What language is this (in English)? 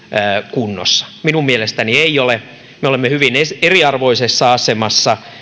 Finnish